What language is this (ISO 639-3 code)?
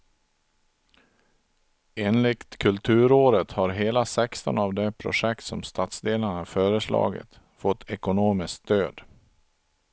swe